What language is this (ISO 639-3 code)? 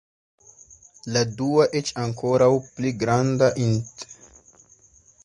epo